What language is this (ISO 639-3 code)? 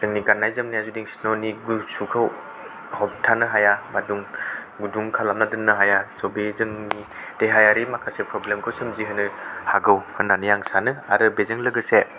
brx